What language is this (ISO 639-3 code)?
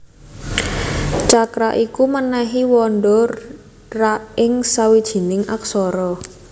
jav